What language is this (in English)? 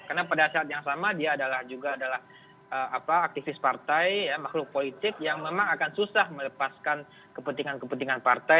Indonesian